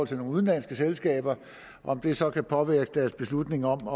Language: Danish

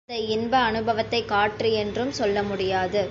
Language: Tamil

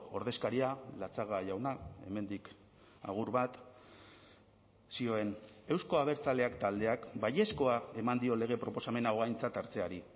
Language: Basque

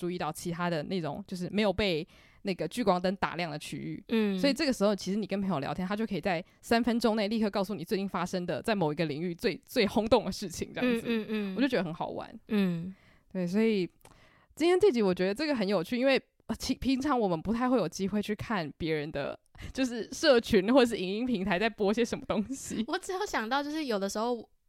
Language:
Chinese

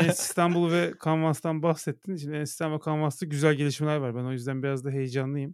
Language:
Turkish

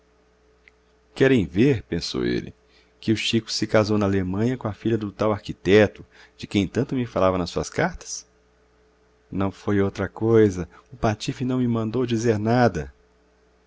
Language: Portuguese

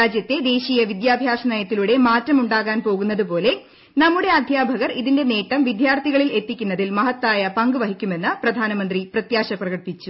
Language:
Malayalam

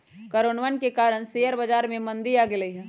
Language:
Magahi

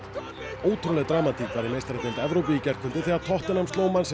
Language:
Icelandic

